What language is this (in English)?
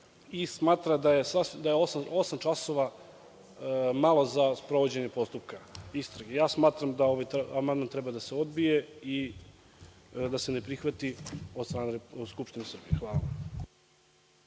Serbian